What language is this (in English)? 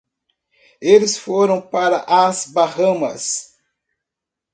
Portuguese